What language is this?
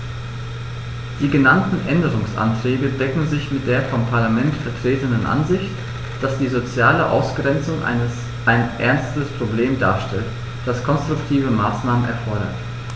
German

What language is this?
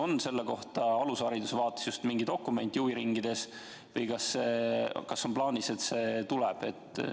Estonian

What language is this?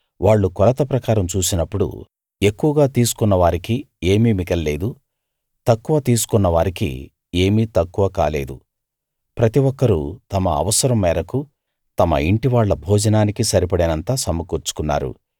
Telugu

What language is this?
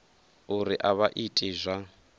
Venda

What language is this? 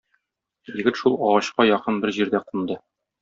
Tatar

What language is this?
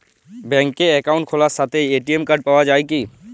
Bangla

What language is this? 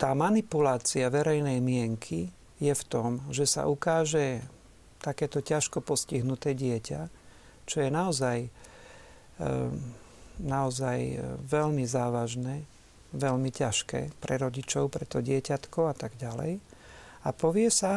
Slovak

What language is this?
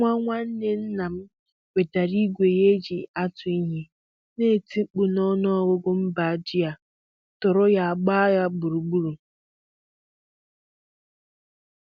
Igbo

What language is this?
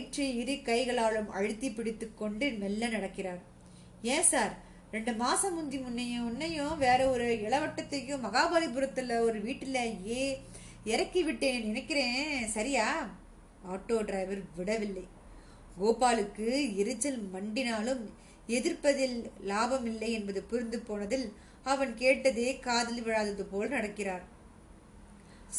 Tamil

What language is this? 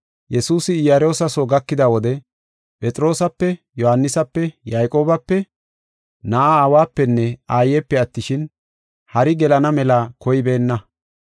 Gofa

